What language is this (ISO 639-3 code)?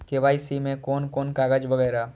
mai